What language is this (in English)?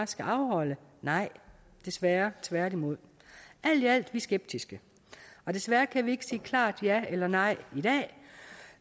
Danish